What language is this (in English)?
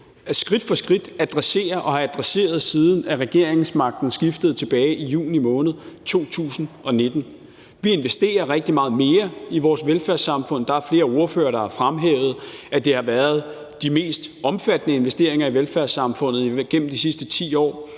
Danish